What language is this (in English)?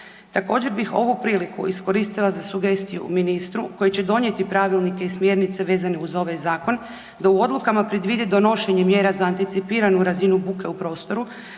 Croatian